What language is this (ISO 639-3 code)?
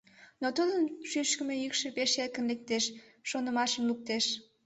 chm